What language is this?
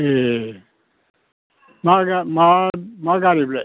Bodo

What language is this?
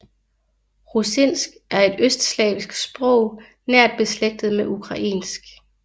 Danish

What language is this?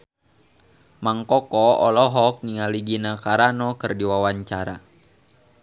Sundanese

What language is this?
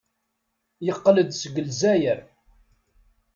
Kabyle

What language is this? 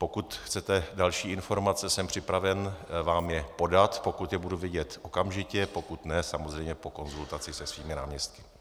Czech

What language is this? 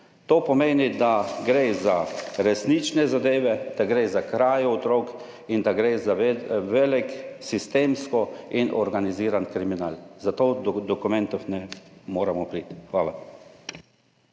Slovenian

